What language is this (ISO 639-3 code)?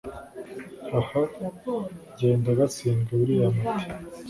kin